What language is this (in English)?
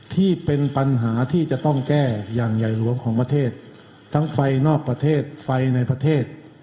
Thai